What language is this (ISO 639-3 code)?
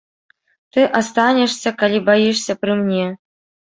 bel